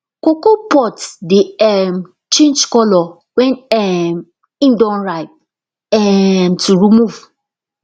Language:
Nigerian Pidgin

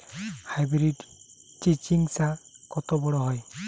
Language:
Bangla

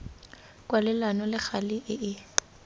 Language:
Tswana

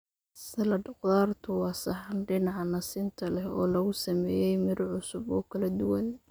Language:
Somali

